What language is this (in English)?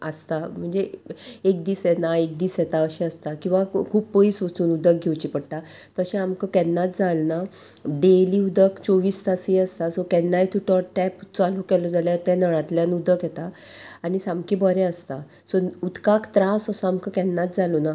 Konkani